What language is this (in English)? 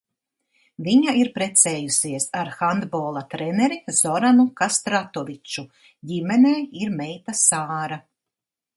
Latvian